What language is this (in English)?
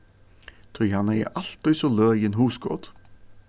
Faroese